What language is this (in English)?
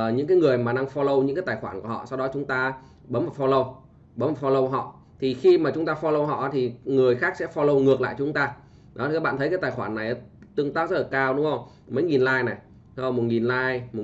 Vietnamese